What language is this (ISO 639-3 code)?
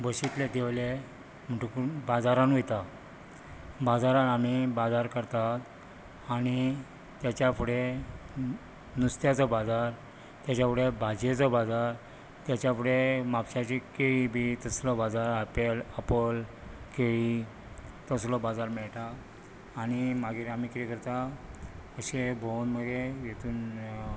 kok